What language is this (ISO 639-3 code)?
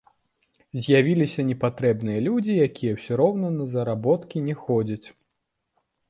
bel